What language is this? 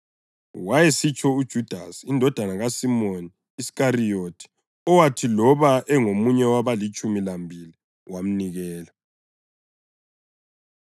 North Ndebele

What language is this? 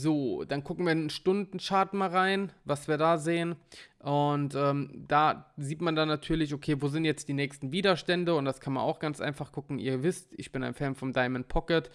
German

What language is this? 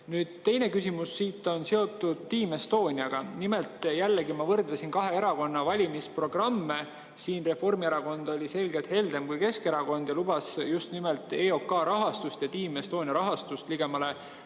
Estonian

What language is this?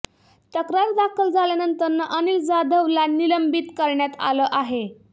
Marathi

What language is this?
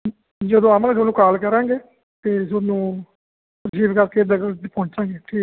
Punjabi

